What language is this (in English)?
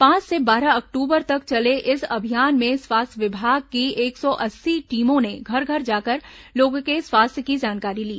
Hindi